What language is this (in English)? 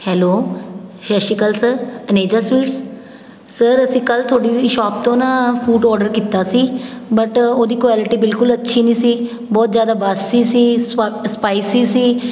Punjabi